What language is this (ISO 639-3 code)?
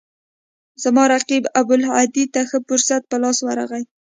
pus